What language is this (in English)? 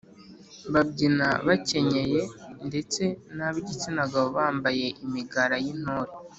Kinyarwanda